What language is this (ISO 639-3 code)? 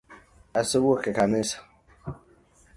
luo